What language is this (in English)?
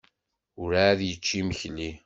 Kabyle